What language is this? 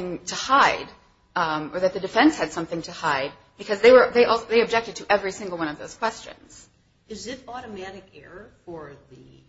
English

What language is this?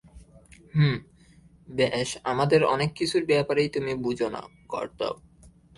Bangla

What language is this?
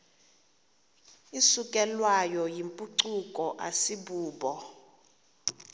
Xhosa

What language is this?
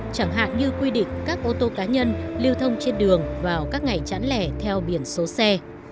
Vietnamese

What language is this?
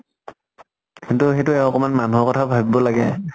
Assamese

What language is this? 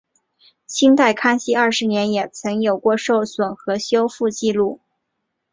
Chinese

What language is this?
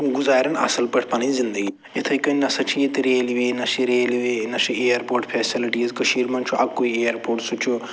Kashmiri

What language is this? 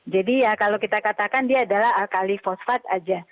Indonesian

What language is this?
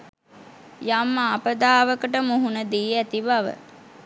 Sinhala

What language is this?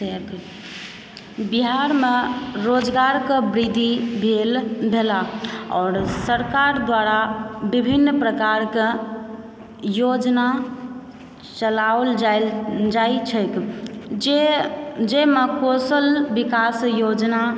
Maithili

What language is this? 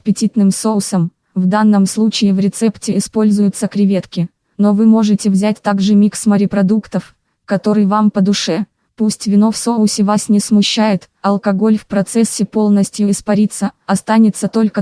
Russian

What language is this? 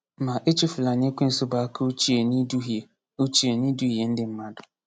Igbo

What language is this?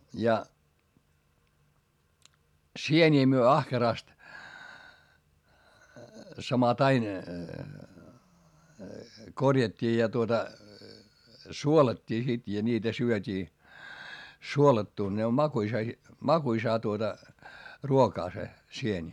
Finnish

